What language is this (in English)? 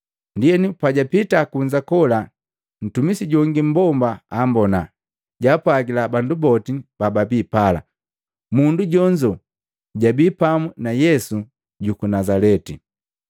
Matengo